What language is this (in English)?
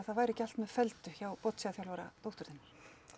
Icelandic